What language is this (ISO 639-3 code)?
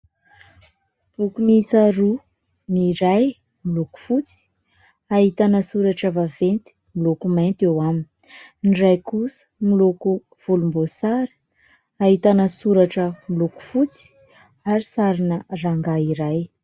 mlg